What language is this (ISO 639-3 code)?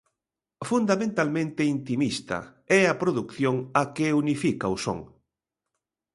glg